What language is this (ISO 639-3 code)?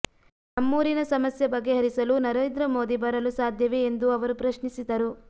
kan